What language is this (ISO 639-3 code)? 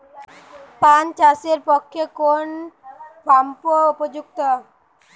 ben